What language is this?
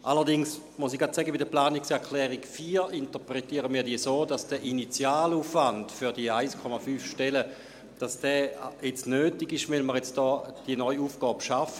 Swiss German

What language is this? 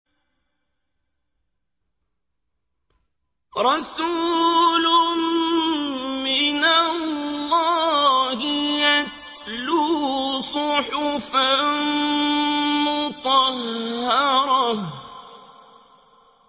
Arabic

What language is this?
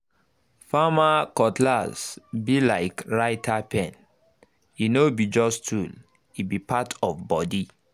Nigerian Pidgin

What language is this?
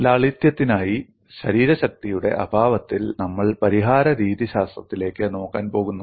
Malayalam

